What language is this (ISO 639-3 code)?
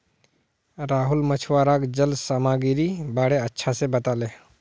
mag